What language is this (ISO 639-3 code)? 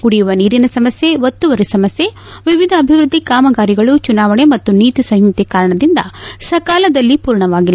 kan